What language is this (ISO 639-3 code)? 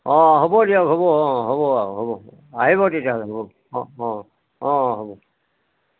asm